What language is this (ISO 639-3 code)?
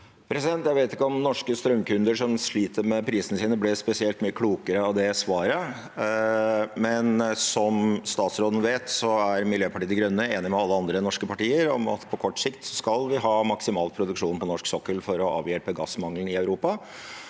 nor